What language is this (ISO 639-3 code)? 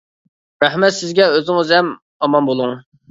uig